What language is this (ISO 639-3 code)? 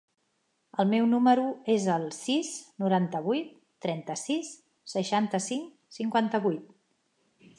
cat